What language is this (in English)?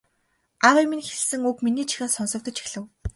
Mongolian